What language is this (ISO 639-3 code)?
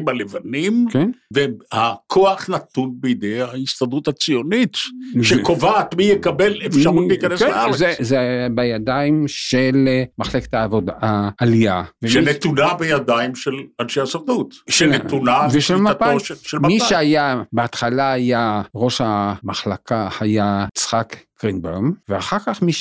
heb